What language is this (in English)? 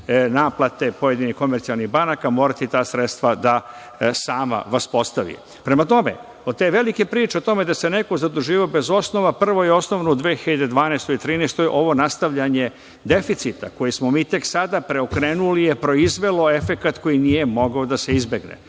Serbian